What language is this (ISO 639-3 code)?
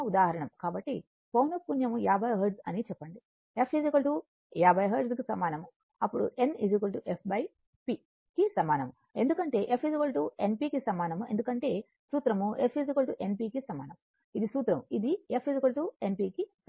tel